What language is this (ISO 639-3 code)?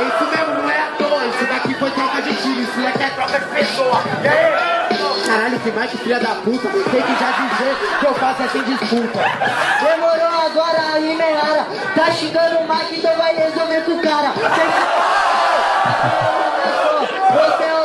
por